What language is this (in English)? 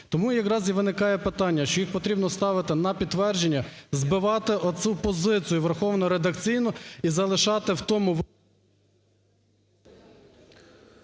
Ukrainian